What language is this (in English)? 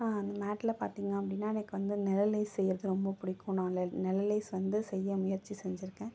Tamil